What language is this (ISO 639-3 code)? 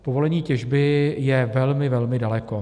ces